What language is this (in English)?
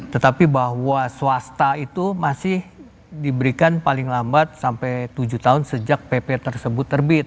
Indonesian